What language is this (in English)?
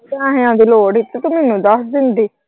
Punjabi